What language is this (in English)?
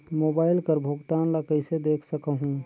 Chhattisgarhi